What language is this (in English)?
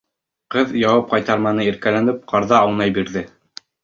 Bashkir